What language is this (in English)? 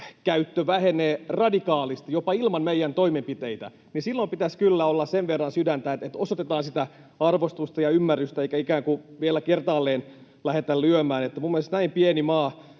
Finnish